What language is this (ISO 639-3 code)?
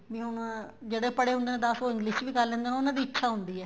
pan